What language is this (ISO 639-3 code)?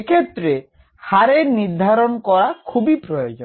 ben